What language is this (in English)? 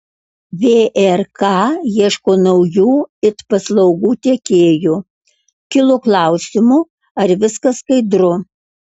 Lithuanian